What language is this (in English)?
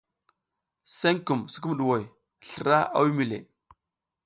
South Giziga